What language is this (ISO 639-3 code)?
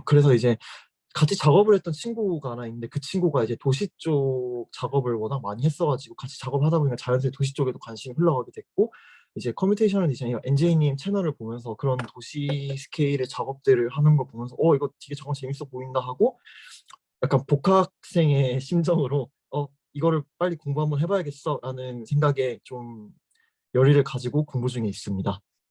kor